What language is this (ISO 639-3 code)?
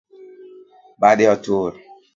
luo